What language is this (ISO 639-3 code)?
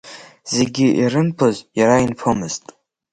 abk